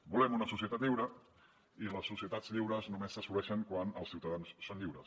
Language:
Catalan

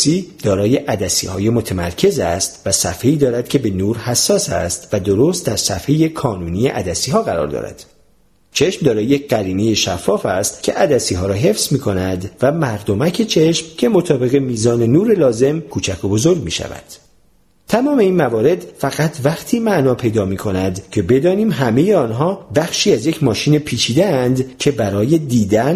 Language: Persian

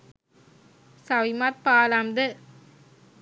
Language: Sinhala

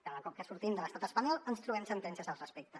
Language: Catalan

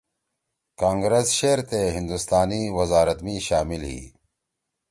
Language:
Torwali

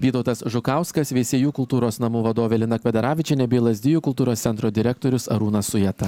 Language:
Lithuanian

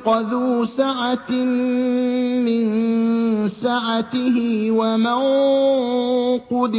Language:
Arabic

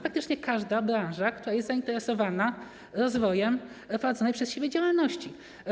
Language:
Polish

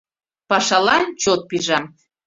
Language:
Mari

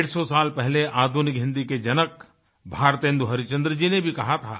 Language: Hindi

